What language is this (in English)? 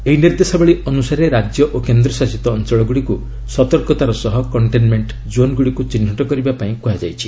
Odia